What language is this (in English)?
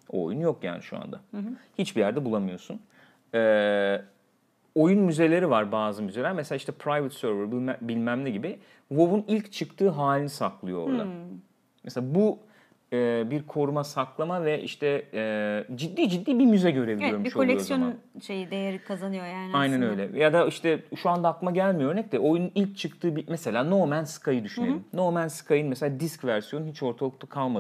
Turkish